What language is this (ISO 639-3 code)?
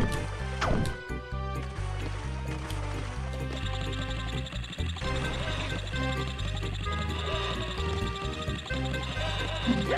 pol